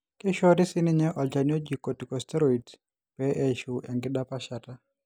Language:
Masai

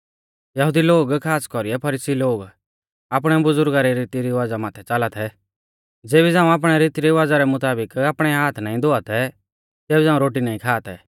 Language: Mahasu Pahari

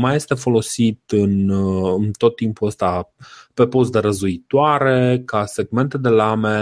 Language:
Romanian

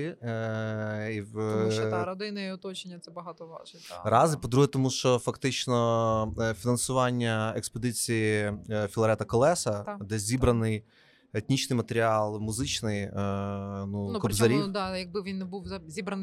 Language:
Ukrainian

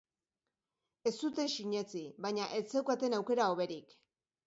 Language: Basque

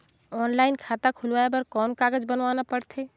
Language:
Chhattisgarhi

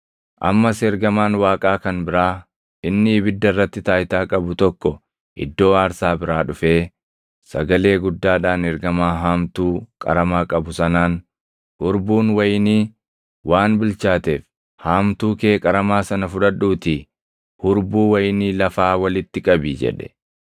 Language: Oromo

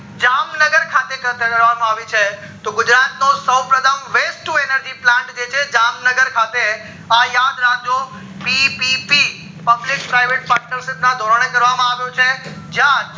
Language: Gujarati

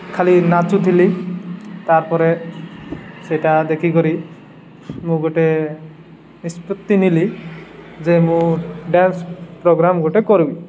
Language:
Odia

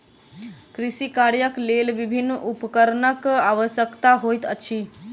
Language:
Maithili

